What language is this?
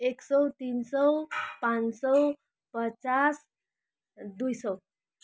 Nepali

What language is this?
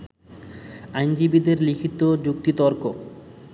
Bangla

